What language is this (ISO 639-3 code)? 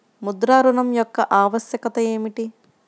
tel